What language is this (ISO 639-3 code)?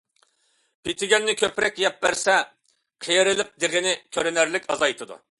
uig